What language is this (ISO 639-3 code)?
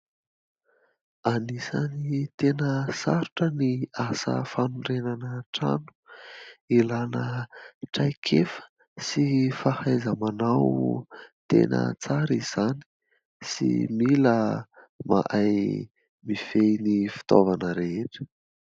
mlg